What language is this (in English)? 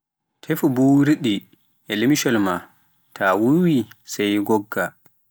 Pular